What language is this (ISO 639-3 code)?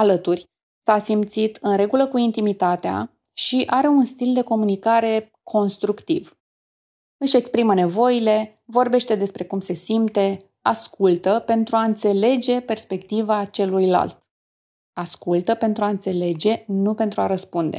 ron